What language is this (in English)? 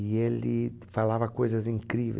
Portuguese